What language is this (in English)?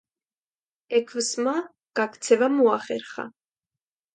Georgian